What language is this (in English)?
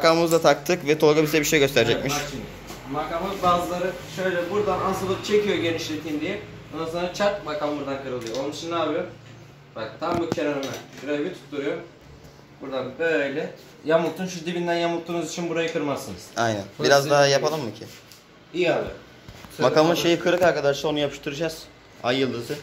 Turkish